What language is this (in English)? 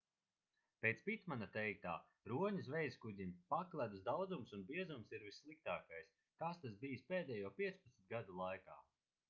Latvian